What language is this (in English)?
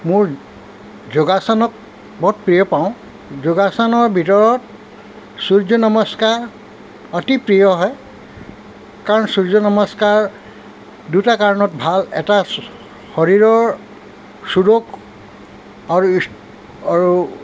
Assamese